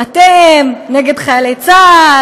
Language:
Hebrew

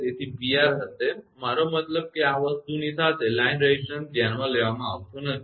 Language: Gujarati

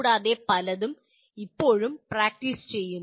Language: Malayalam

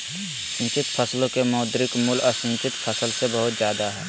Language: Magahi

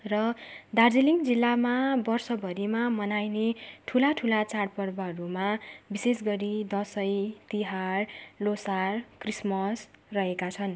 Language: Nepali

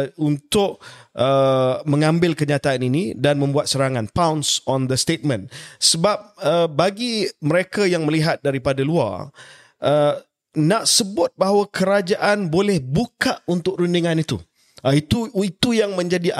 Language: Malay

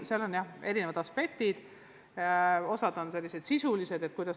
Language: Estonian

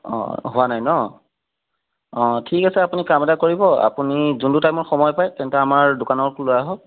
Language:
Assamese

